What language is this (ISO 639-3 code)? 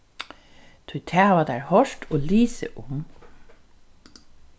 fao